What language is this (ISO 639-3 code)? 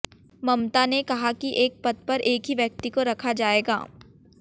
hin